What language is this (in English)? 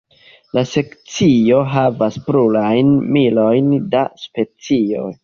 Esperanto